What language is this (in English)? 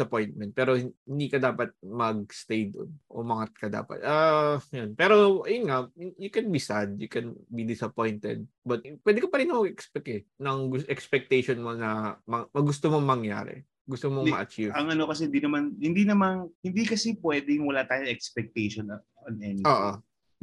Filipino